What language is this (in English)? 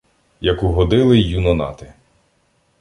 Ukrainian